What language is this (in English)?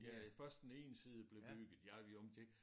Danish